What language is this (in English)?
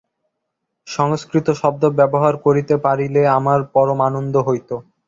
Bangla